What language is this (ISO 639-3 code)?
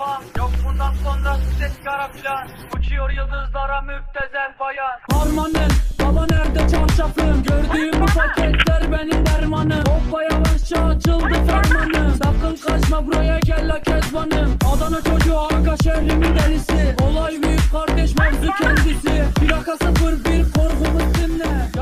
tur